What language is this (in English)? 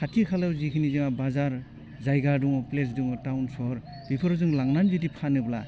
Bodo